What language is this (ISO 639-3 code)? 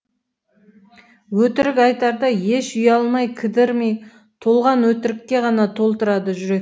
kaz